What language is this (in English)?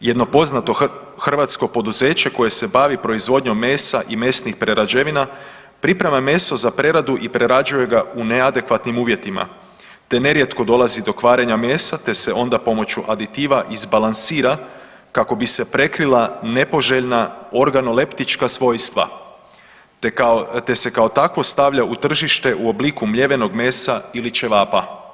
Croatian